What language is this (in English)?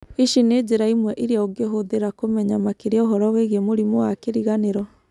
Kikuyu